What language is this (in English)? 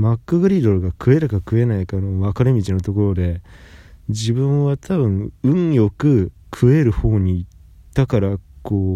Japanese